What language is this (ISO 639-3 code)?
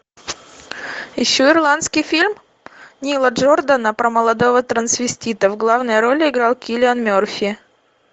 rus